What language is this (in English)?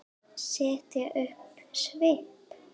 Icelandic